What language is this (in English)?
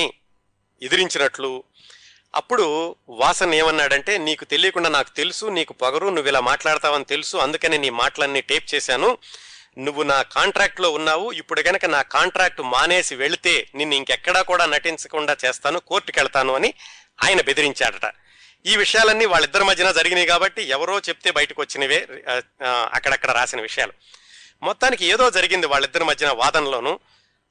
Telugu